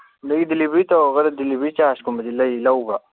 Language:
Manipuri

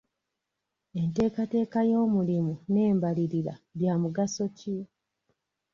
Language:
Ganda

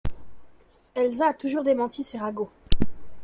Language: French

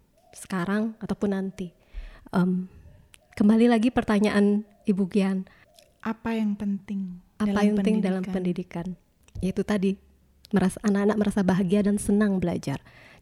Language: Indonesian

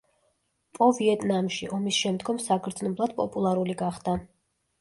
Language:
Georgian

